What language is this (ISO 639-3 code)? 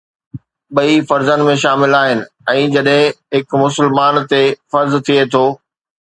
snd